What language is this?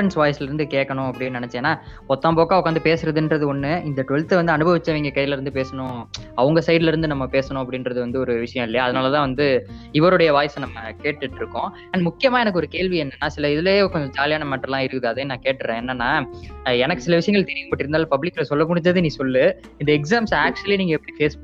Tamil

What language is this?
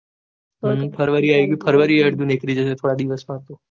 Gujarati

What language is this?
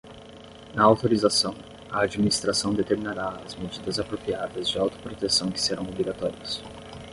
Portuguese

